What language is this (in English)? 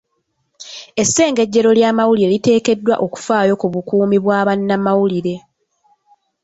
Ganda